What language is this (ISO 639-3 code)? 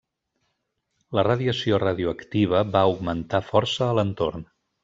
cat